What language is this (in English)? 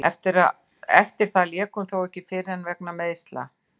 Icelandic